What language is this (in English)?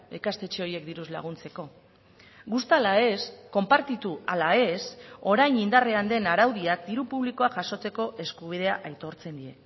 Basque